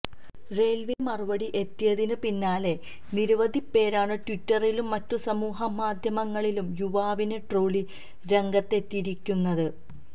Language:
Malayalam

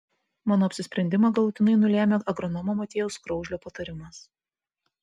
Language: Lithuanian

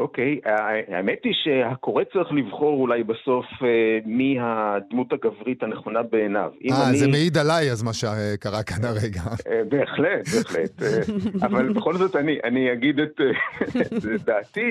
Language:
Hebrew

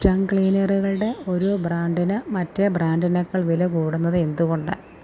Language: Malayalam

